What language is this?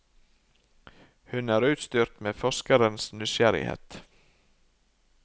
Norwegian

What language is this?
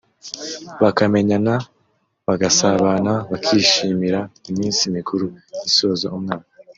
Kinyarwanda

